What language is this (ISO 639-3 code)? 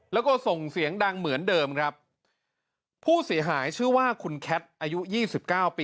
tha